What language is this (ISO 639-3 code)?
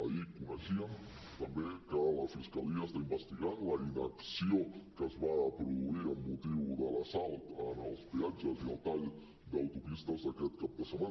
cat